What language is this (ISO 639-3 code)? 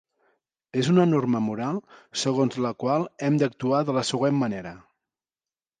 cat